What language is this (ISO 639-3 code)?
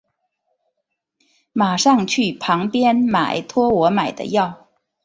zho